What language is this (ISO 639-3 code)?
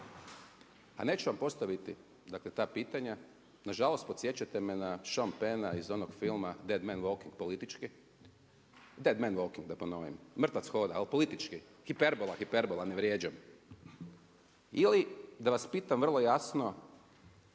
hrv